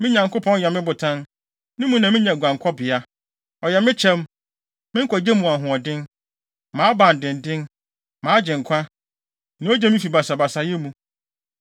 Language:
Akan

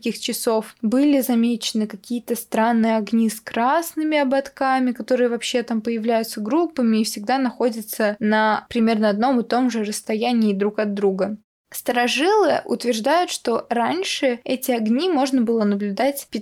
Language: Russian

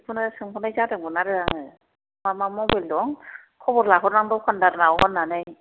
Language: Bodo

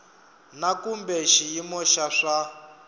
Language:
Tsonga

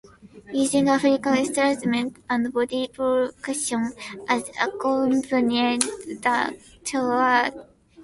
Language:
English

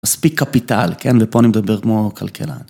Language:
Hebrew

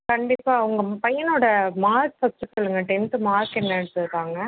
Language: Tamil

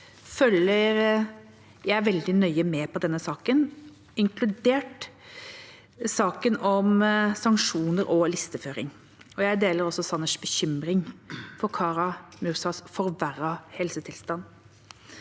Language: Norwegian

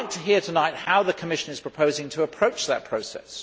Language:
English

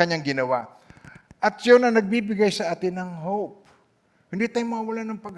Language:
Filipino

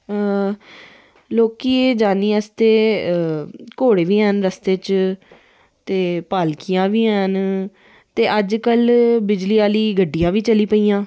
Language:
Dogri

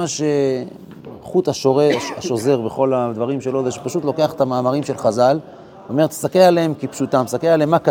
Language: Hebrew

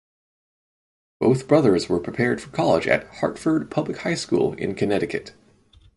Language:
English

